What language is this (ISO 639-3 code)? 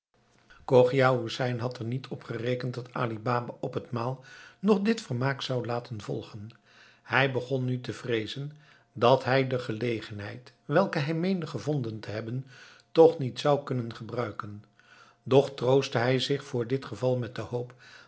nld